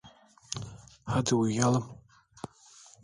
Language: Turkish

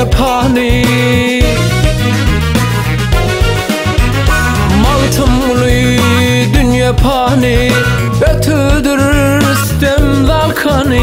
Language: Turkish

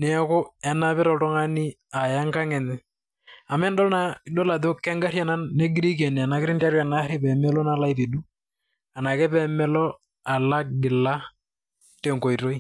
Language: Masai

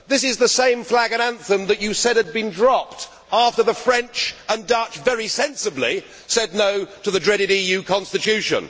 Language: English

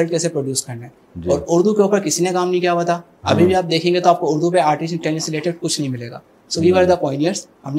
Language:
Urdu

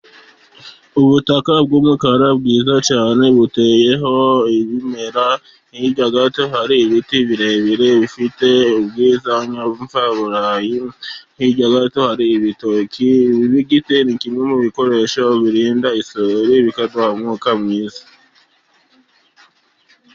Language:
Kinyarwanda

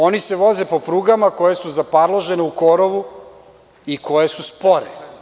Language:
Serbian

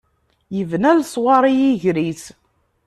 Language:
Kabyle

